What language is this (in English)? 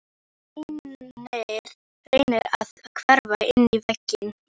Icelandic